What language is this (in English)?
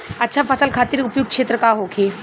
Bhojpuri